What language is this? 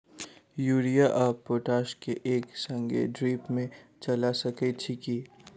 Maithili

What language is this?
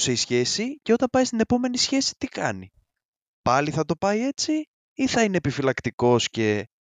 Greek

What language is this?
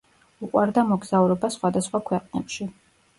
Georgian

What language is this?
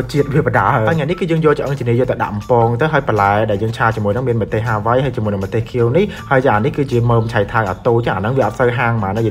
Thai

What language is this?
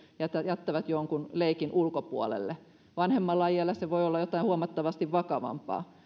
Finnish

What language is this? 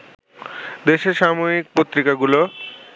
Bangla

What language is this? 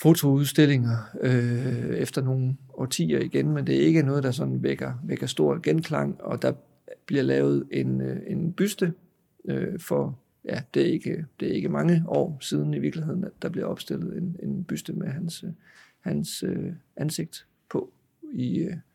Danish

